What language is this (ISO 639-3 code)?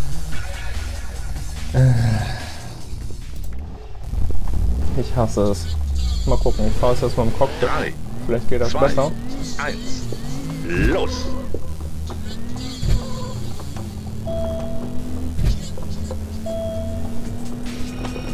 deu